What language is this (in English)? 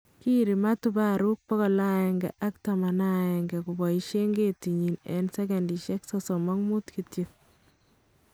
Kalenjin